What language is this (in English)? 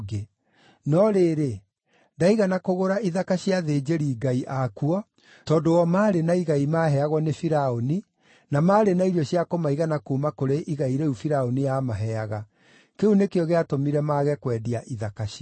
Kikuyu